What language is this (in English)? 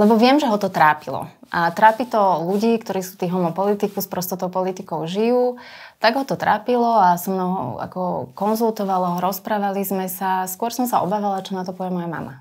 Slovak